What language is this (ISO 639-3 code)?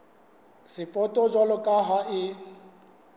sot